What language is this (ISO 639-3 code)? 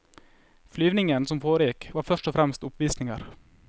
nor